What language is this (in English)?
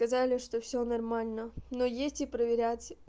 Russian